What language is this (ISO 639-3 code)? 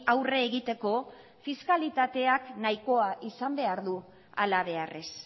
eus